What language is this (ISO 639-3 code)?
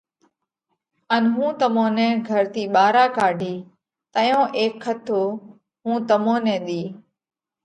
kvx